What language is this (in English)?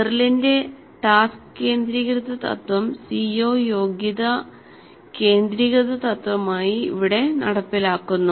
Malayalam